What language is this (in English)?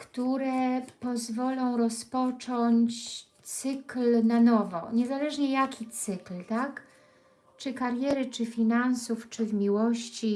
Polish